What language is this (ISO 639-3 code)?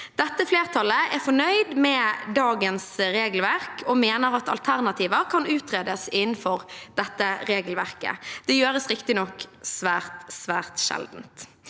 nor